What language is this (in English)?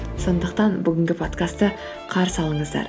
Kazakh